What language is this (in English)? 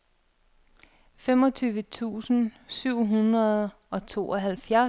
Danish